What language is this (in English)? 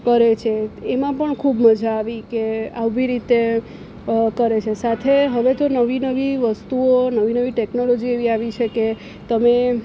Gujarati